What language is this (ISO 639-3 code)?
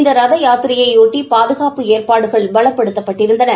tam